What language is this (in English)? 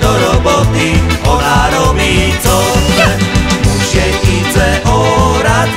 Romanian